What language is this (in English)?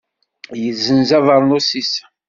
Kabyle